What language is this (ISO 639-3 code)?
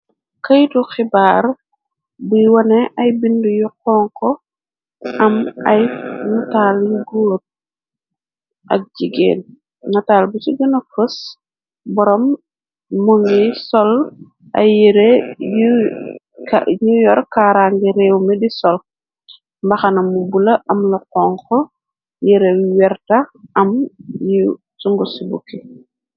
wol